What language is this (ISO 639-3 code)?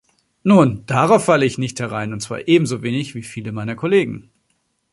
deu